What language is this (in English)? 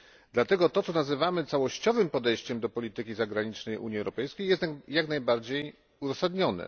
Polish